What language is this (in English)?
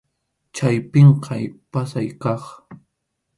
Arequipa-La Unión Quechua